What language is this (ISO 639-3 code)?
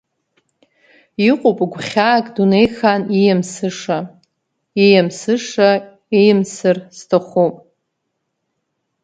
abk